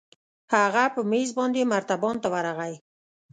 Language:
Pashto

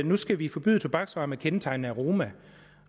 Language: Danish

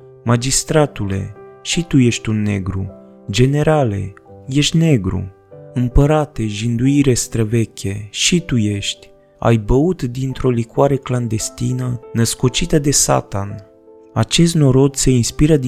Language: Romanian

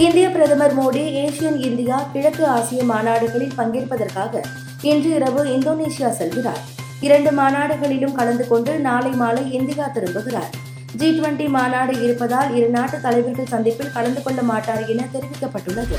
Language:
Tamil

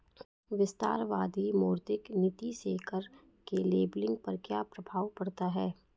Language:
Hindi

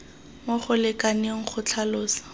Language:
Tswana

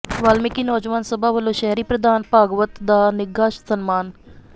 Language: Punjabi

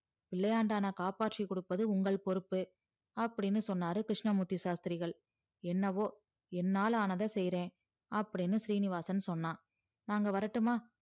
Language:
Tamil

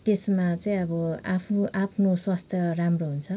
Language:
Nepali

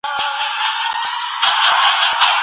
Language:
Pashto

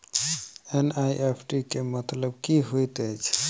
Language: Maithili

